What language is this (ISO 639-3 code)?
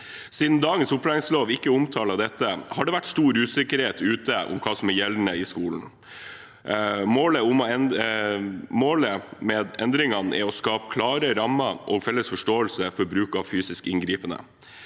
nor